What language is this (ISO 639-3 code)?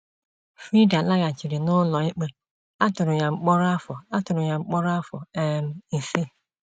ibo